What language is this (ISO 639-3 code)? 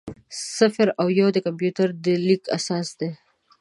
pus